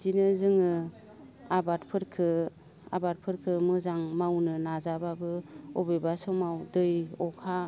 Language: Bodo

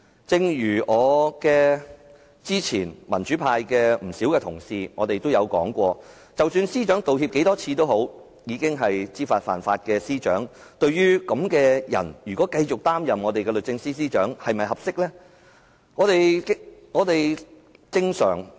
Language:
Cantonese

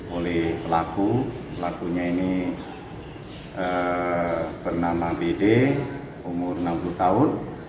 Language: Indonesian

